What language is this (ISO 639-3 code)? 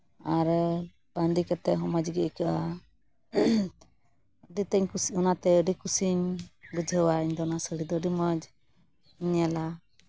sat